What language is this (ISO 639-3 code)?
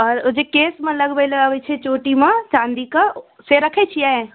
mai